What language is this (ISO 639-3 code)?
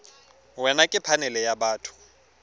tsn